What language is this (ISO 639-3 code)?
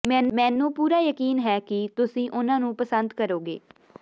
pan